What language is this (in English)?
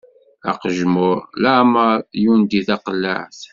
Kabyle